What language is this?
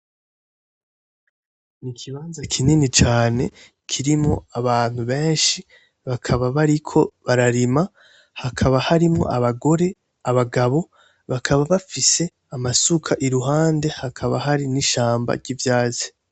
Rundi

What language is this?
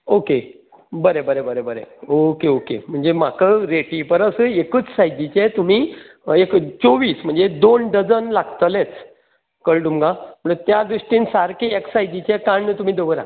Konkani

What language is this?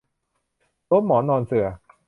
Thai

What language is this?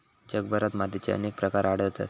Marathi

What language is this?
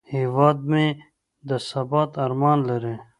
Pashto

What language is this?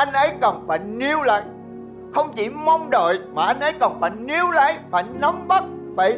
Vietnamese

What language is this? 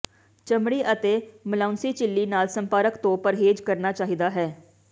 Punjabi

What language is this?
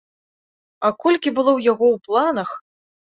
Belarusian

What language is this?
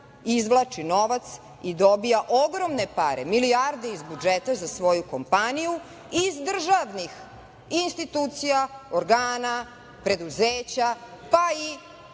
Serbian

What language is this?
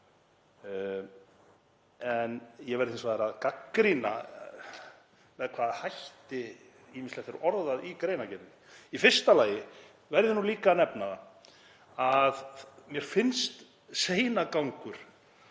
Icelandic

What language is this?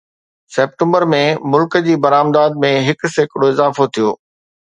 Sindhi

